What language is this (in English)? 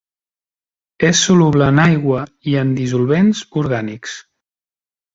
Catalan